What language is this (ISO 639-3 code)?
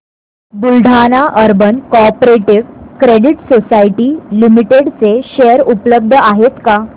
mar